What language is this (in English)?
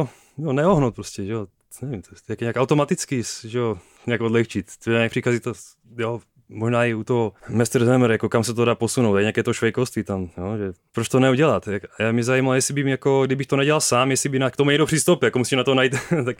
Czech